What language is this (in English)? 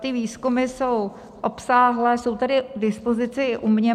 Czech